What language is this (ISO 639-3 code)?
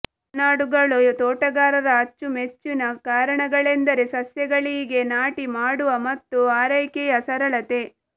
kan